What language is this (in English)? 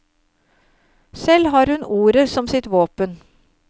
Norwegian